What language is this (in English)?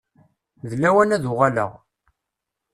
Kabyle